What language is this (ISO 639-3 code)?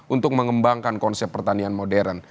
ind